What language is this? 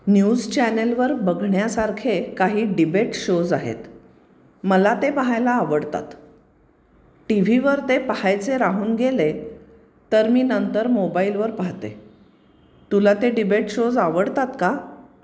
Marathi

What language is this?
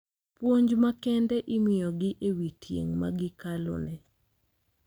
Luo (Kenya and Tanzania)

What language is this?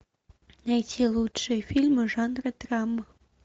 Russian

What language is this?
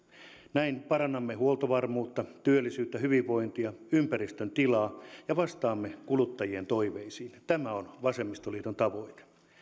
Finnish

